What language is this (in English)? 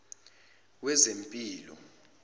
Zulu